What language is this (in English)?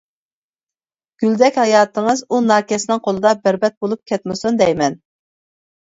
Uyghur